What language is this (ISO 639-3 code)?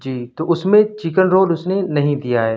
urd